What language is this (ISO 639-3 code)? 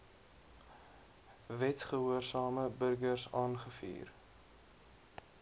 afr